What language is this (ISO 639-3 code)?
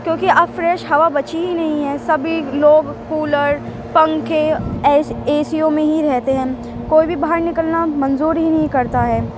urd